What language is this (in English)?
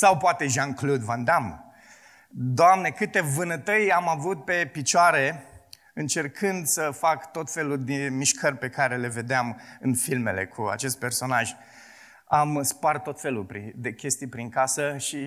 Romanian